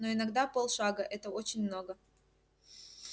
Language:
Russian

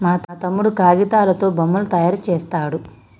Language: Telugu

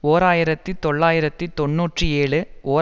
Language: Tamil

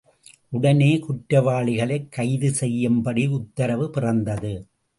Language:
Tamil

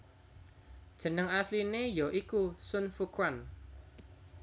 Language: Javanese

